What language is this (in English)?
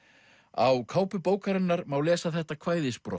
Icelandic